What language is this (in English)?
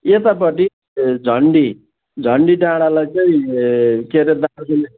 Nepali